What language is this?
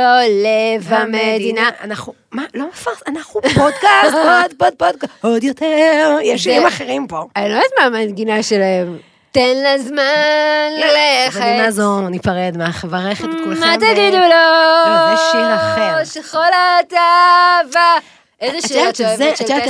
Hebrew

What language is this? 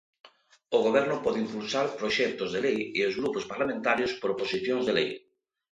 Galician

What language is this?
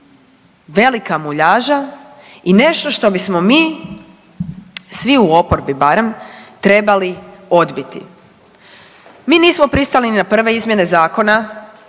Croatian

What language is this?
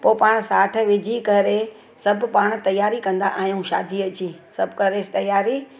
Sindhi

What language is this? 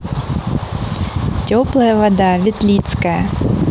Russian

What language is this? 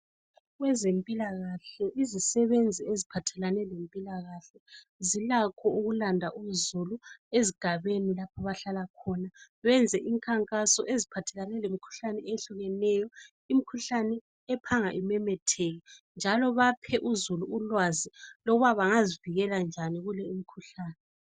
North Ndebele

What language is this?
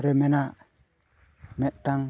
Santali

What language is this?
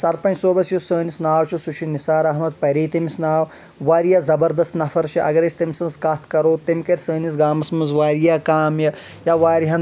Kashmiri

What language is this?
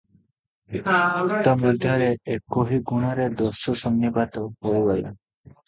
Odia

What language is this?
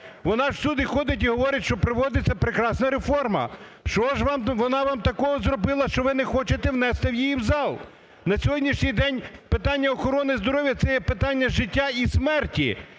Ukrainian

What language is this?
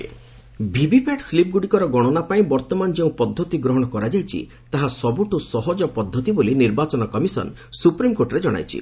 Odia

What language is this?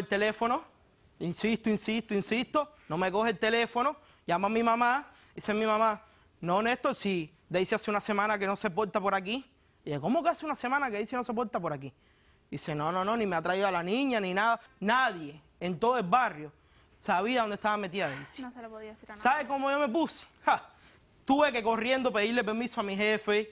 Spanish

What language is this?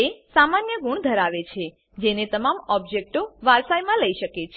Gujarati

